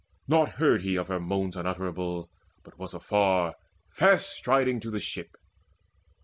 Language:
English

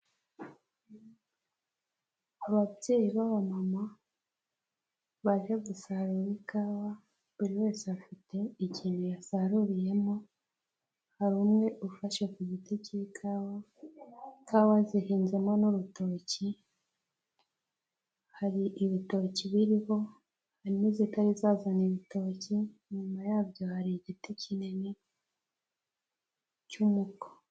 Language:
Kinyarwanda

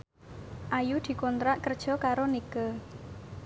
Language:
Javanese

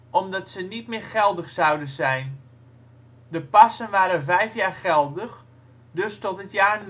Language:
Dutch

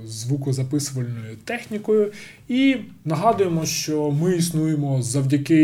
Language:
Ukrainian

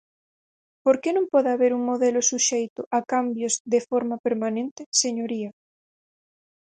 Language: Galician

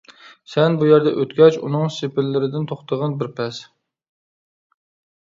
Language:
Uyghur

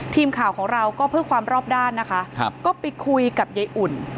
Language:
Thai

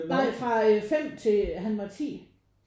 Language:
Danish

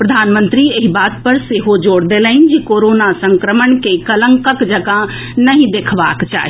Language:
Maithili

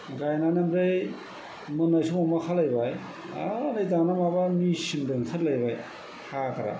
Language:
Bodo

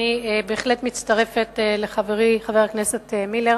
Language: Hebrew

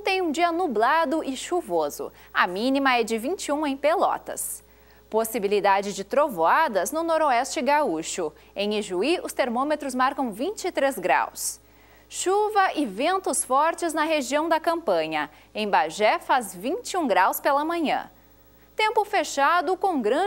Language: Portuguese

